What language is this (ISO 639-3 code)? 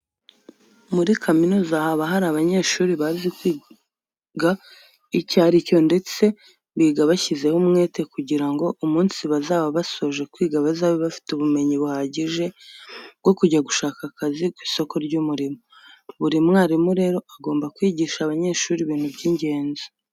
kin